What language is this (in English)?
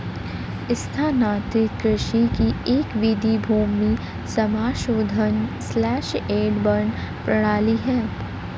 Hindi